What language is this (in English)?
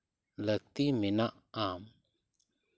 Santali